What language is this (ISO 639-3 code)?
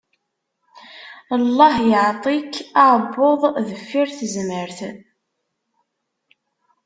kab